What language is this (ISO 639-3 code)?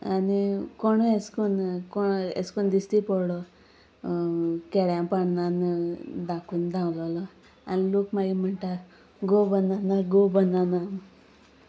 kok